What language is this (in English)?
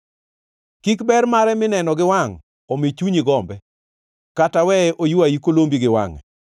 Luo (Kenya and Tanzania)